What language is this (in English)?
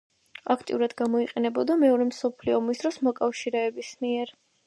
Georgian